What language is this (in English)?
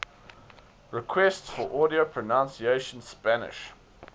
English